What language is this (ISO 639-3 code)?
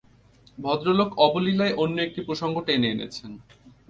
ben